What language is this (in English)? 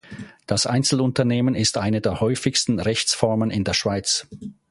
German